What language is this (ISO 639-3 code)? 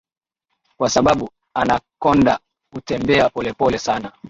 swa